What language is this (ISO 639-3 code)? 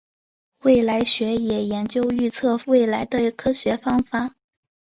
zho